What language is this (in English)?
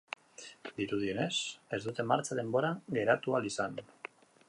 Basque